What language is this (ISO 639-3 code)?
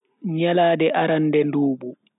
fui